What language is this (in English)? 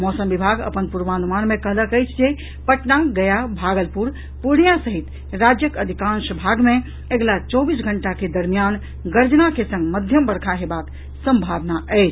Maithili